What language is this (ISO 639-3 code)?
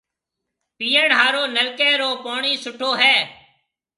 mve